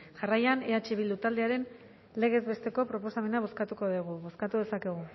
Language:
Basque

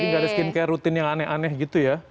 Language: Indonesian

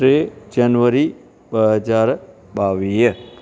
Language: Sindhi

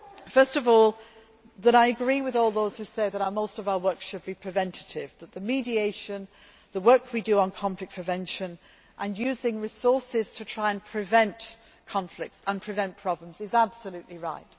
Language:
English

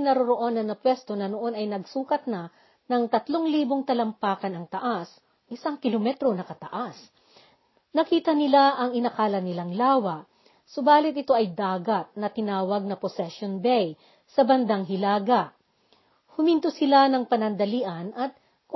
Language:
Filipino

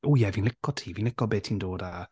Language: Welsh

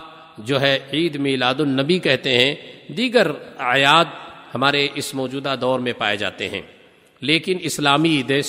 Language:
Urdu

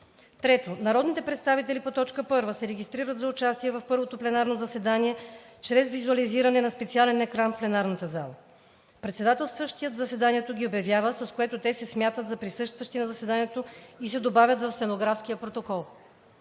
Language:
Bulgarian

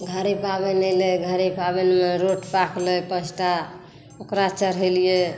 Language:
Maithili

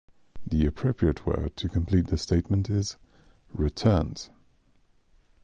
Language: English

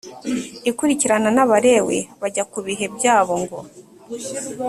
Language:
Kinyarwanda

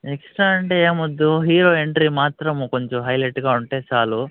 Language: Telugu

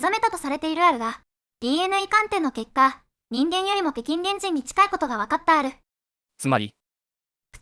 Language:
Japanese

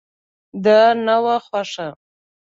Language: Pashto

